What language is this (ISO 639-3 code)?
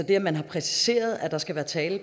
dan